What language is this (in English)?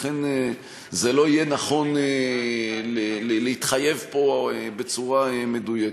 Hebrew